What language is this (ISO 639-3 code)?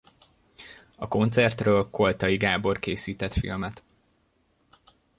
hun